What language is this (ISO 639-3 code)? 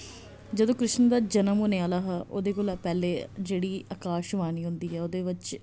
doi